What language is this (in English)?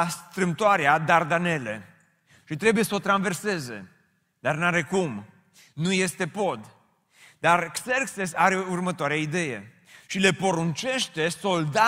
Romanian